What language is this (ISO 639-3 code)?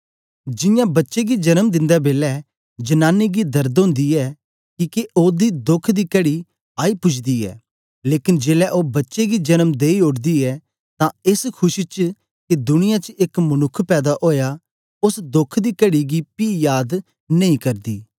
doi